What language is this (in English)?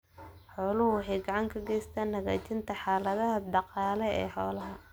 Somali